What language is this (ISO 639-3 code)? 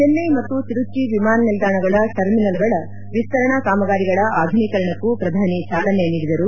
kan